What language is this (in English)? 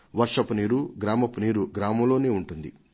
Telugu